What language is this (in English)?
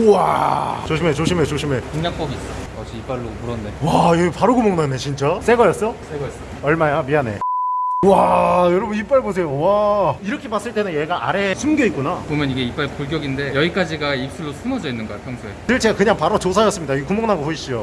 Korean